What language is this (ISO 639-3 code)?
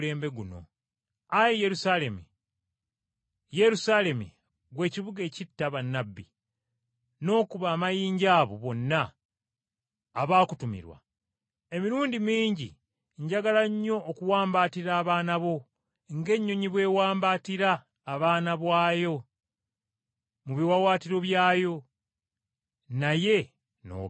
lug